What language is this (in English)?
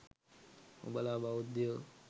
Sinhala